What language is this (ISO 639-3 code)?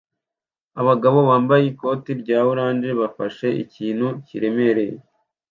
kin